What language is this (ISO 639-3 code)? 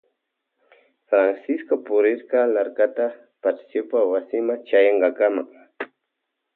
qvj